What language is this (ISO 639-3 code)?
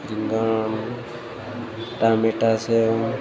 guj